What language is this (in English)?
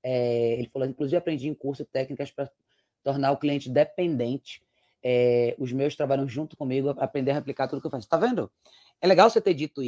Portuguese